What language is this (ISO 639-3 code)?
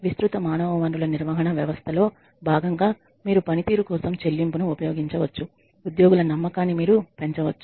tel